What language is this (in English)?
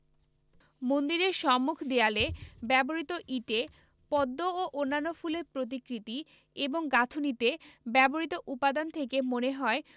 Bangla